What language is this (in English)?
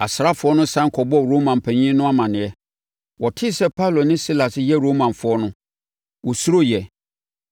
Akan